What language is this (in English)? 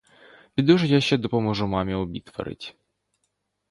Ukrainian